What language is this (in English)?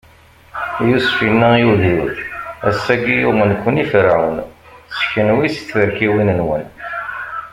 Kabyle